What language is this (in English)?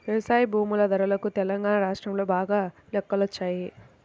Telugu